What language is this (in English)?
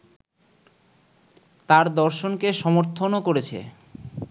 Bangla